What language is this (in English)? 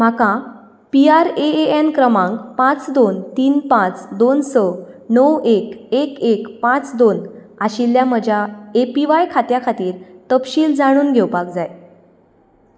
Konkani